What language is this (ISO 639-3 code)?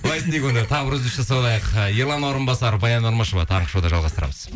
kaz